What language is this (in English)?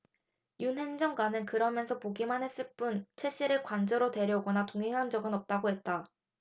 Korean